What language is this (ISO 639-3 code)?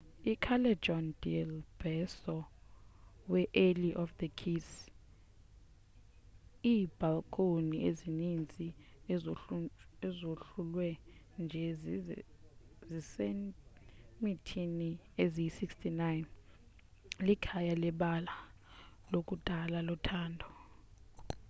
xho